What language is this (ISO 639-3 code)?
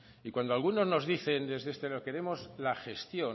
spa